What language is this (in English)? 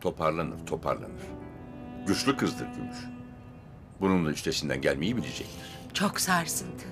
Turkish